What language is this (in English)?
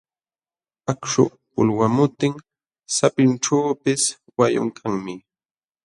Jauja Wanca Quechua